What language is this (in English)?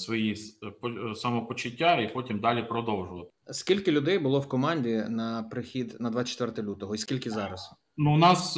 Ukrainian